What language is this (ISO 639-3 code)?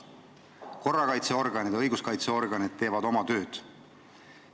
est